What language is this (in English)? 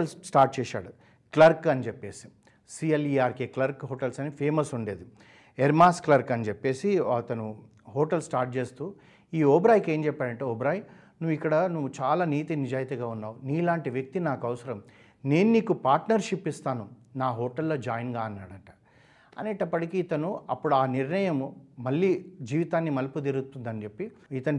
Telugu